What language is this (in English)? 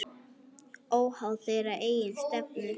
Icelandic